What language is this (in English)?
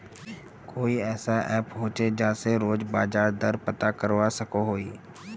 Magahi